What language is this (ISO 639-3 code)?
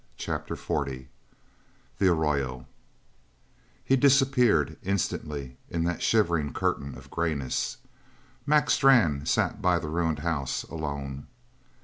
eng